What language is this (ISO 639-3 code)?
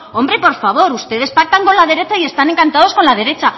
spa